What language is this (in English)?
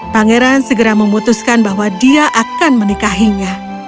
Indonesian